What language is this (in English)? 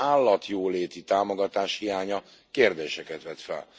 Hungarian